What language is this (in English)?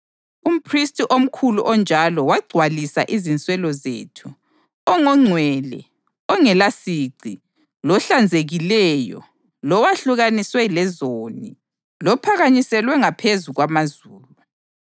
North Ndebele